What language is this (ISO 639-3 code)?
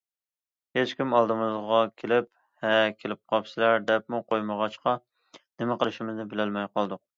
uig